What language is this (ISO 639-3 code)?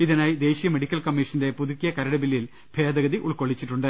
mal